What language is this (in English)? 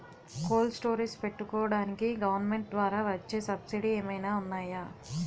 Telugu